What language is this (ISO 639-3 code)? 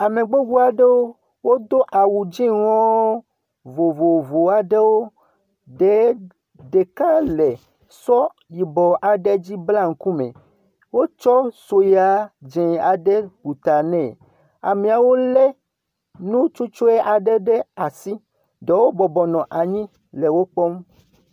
ewe